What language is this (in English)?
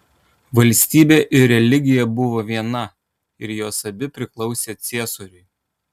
Lithuanian